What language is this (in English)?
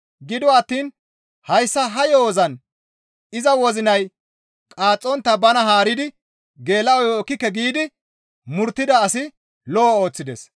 Gamo